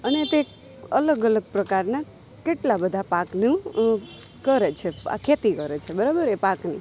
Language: Gujarati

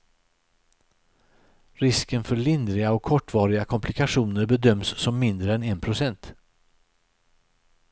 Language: Swedish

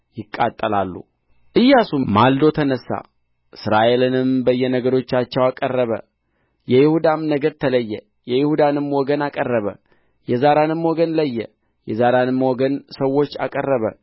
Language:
Amharic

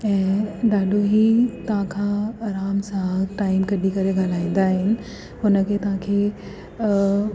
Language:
Sindhi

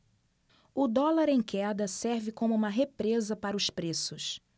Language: Portuguese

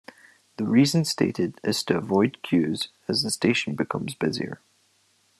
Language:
English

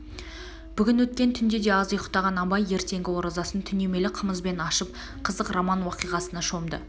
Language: Kazakh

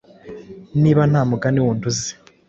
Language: Kinyarwanda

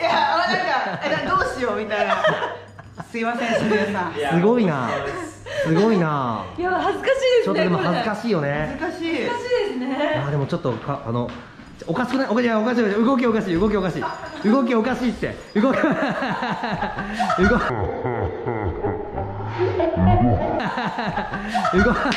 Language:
Japanese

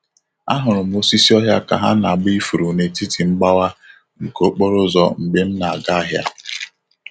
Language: Igbo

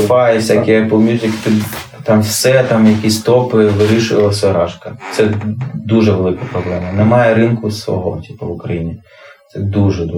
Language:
Ukrainian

